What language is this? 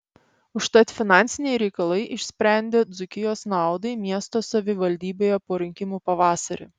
Lithuanian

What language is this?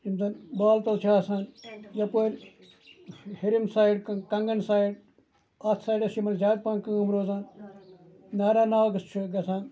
Kashmiri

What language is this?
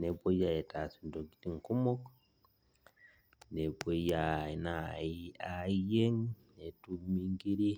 Masai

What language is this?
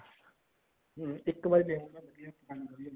Punjabi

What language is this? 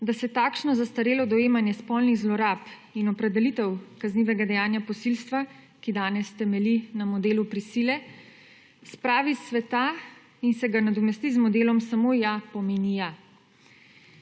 Slovenian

